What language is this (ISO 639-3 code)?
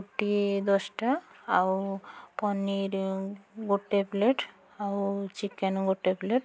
ori